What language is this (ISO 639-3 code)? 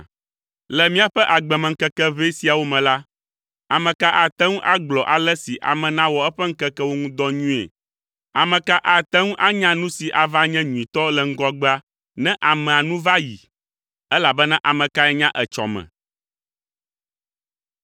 ewe